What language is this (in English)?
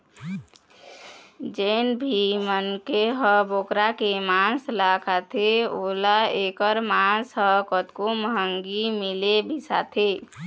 Chhattisgarhi